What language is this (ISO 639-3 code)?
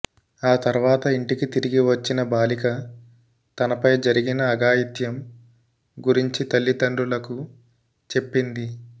tel